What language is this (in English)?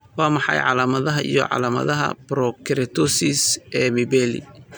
Somali